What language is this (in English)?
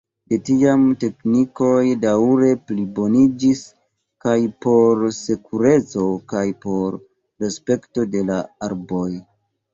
Esperanto